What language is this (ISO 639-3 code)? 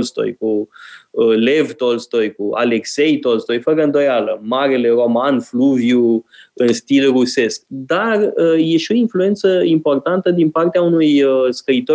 ron